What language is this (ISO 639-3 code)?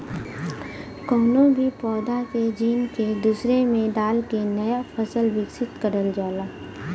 bho